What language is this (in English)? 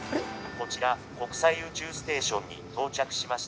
Japanese